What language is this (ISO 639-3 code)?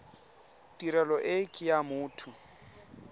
tsn